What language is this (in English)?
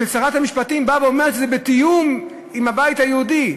Hebrew